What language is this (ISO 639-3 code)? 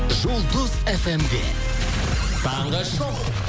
kaz